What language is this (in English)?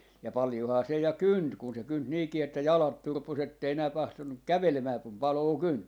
Finnish